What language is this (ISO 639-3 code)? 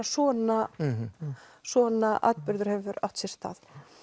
isl